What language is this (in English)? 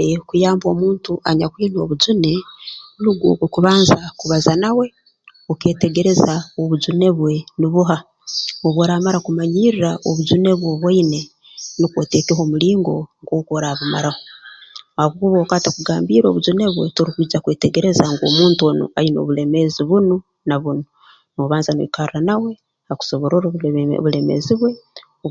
Tooro